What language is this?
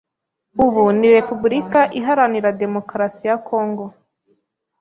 Kinyarwanda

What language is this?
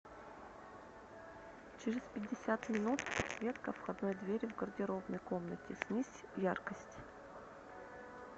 Russian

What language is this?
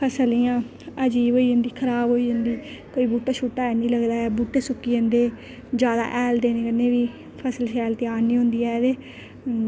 Dogri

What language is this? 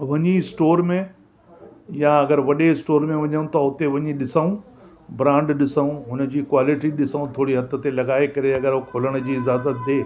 Sindhi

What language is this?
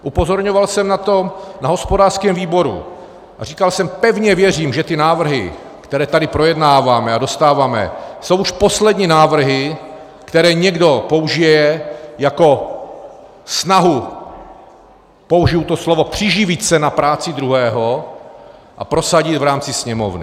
Czech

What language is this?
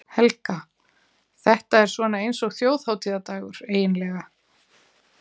Icelandic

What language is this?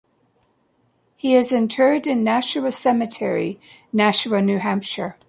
English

